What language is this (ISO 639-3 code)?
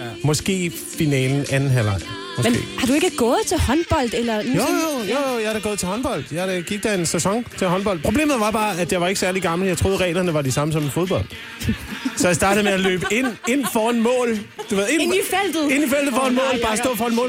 dan